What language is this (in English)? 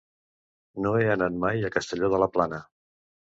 Catalan